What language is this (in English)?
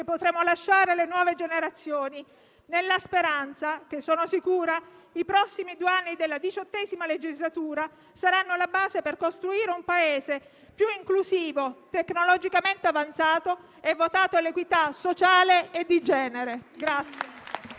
Italian